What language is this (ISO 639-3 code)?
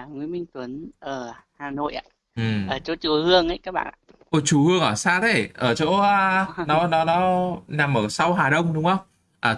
vie